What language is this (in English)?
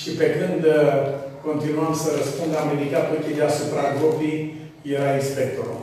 Romanian